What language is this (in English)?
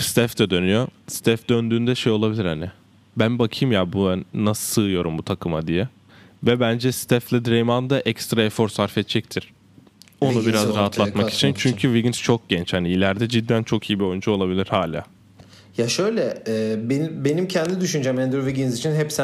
Turkish